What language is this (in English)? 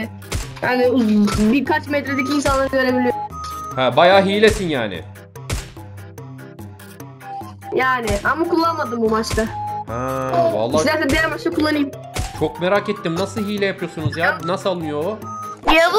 Turkish